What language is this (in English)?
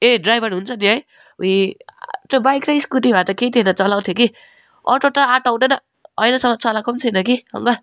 Nepali